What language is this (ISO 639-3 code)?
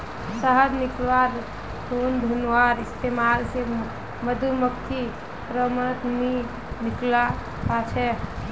mag